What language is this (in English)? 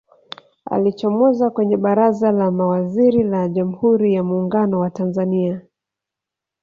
Swahili